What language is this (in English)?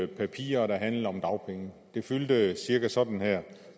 Danish